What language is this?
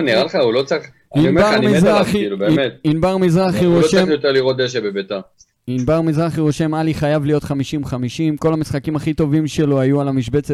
Hebrew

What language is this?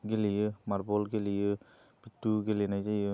Bodo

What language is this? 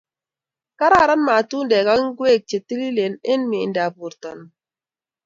Kalenjin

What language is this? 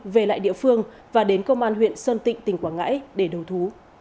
Vietnamese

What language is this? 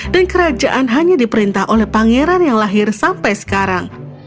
Indonesian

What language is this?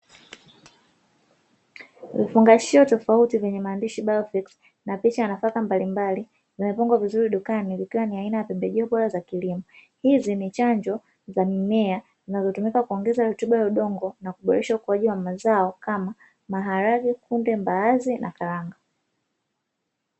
Swahili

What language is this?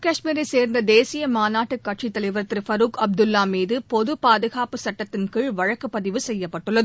Tamil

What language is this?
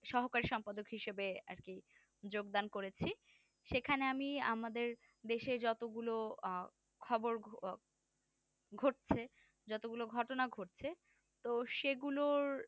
Bangla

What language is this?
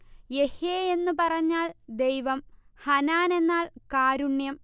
Malayalam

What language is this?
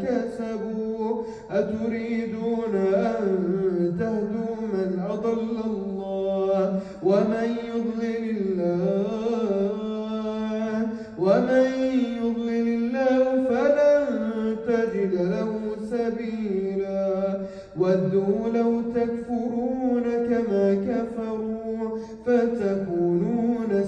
Arabic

